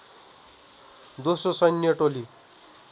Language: Nepali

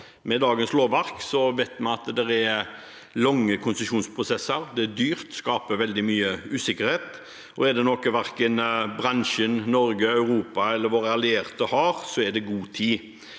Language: Norwegian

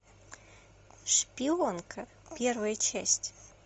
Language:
Russian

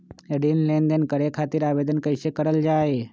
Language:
Magahi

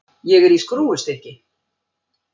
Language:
Icelandic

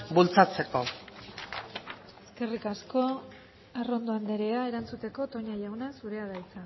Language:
Basque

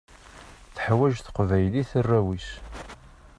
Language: Kabyle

